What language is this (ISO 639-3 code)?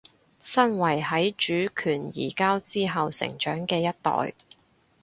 yue